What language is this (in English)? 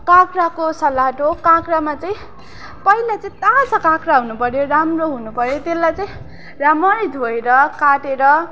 Nepali